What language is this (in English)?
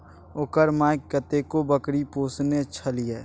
Maithili